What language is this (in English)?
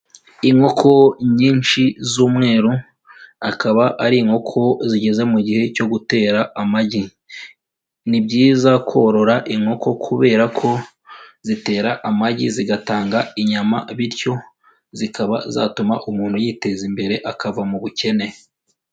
Kinyarwanda